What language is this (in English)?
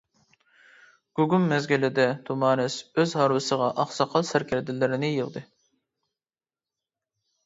Uyghur